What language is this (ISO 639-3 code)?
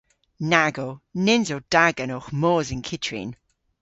cor